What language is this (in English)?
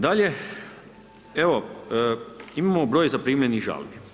Croatian